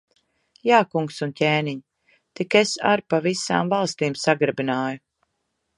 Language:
Latvian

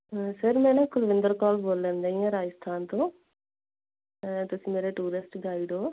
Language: Punjabi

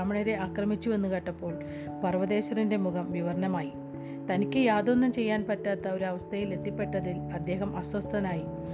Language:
Malayalam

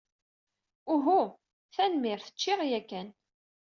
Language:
Kabyle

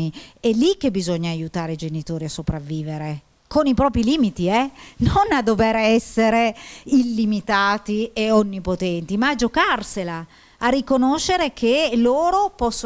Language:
Italian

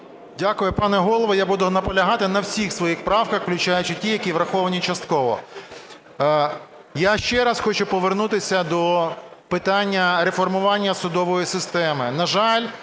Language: Ukrainian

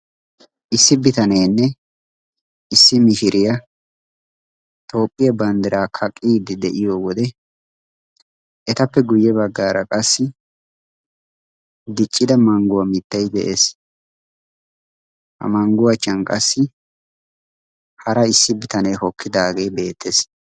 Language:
Wolaytta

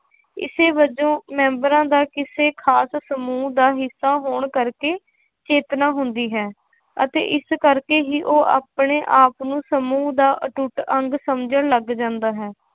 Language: Punjabi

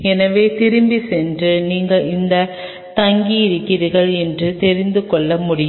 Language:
Tamil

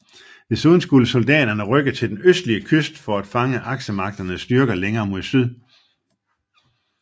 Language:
Danish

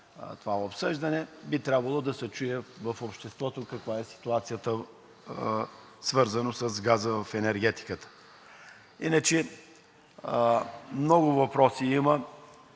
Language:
Bulgarian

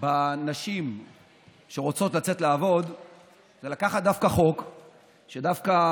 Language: Hebrew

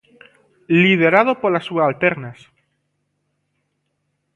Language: Galician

